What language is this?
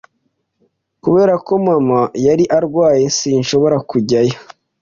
Kinyarwanda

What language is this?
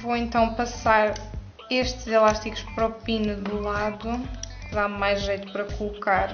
Portuguese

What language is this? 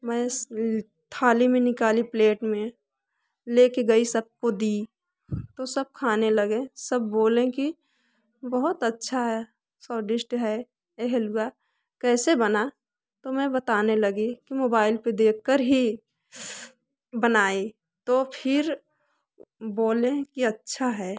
Hindi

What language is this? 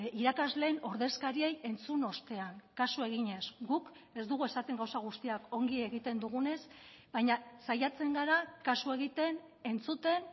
Basque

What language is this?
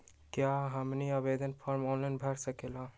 Magahi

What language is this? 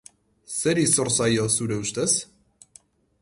Basque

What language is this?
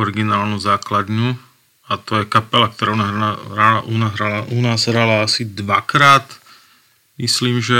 Slovak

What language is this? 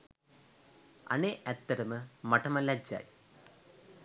Sinhala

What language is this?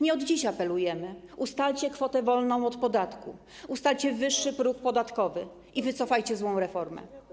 Polish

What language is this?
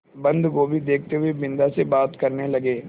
Hindi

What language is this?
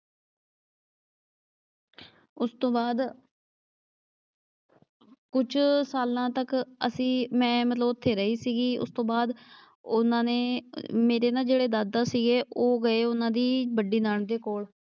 Punjabi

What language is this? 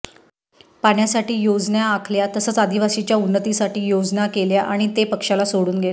Marathi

